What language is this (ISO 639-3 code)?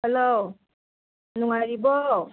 mni